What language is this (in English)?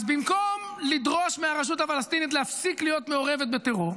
Hebrew